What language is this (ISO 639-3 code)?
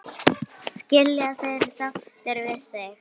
isl